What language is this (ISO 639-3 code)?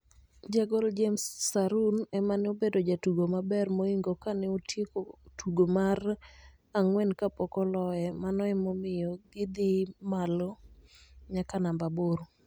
luo